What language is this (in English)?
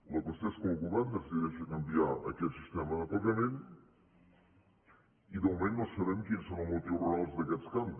Catalan